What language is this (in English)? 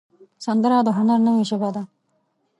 Pashto